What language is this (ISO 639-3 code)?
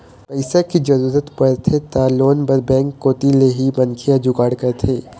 hne